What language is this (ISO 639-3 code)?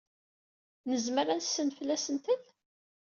kab